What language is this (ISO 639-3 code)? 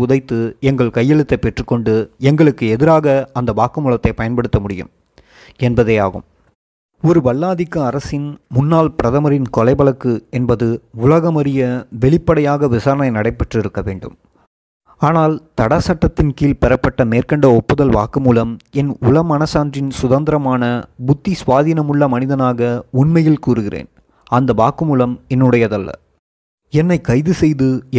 tam